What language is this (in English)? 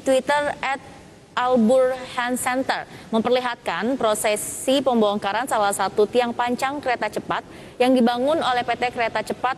Indonesian